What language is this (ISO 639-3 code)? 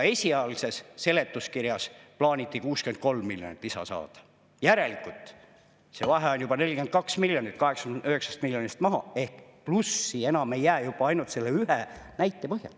est